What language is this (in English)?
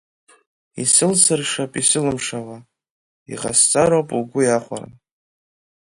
Abkhazian